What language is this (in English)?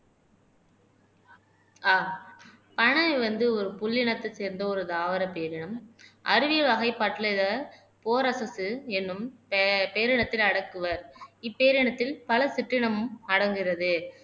Tamil